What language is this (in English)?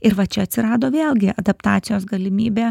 Lithuanian